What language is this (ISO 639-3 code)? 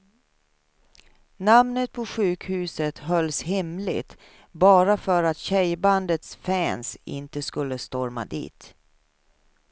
swe